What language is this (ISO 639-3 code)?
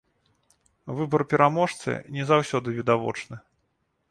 bel